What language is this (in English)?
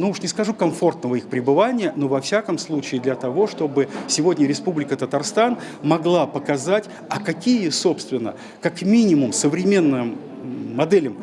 Russian